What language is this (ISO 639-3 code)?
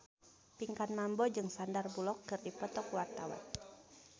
sun